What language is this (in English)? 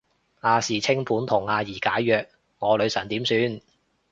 Cantonese